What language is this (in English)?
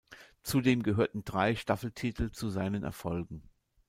German